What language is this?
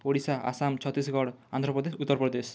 Odia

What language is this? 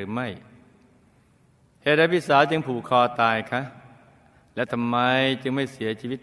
Thai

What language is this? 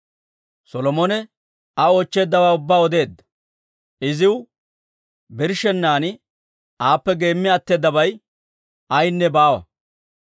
Dawro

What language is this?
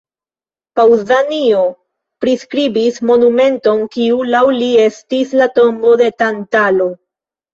Esperanto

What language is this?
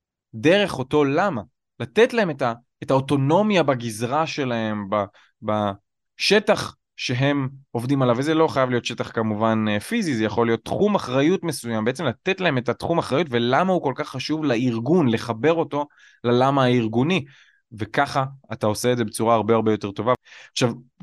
Hebrew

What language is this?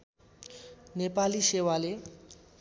Nepali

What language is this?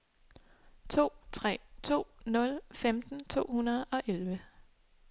Danish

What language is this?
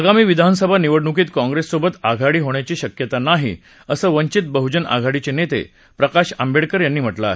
Marathi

